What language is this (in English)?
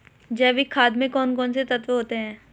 Hindi